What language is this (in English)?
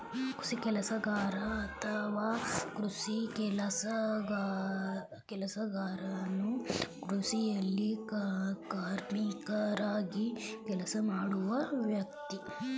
Kannada